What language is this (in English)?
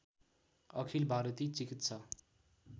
Nepali